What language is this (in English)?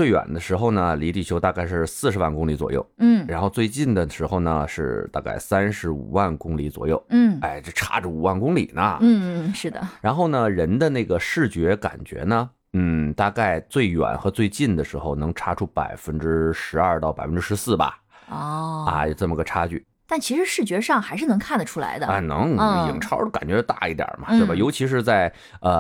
Chinese